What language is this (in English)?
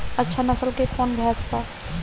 Bhojpuri